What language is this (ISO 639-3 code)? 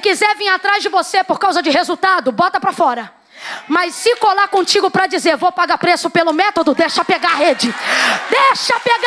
por